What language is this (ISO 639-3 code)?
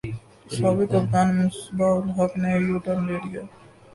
urd